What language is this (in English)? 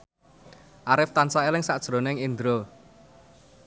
Javanese